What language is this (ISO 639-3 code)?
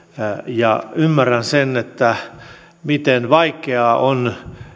fin